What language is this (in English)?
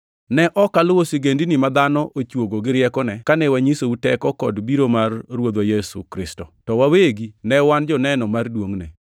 Luo (Kenya and Tanzania)